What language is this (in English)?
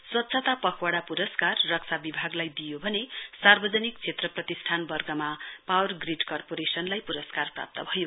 Nepali